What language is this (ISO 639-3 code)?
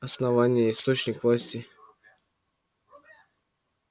rus